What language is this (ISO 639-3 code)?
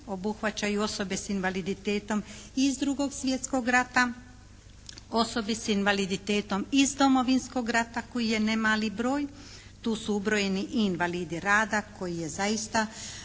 hrv